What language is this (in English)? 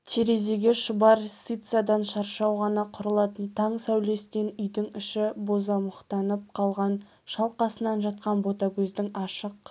Kazakh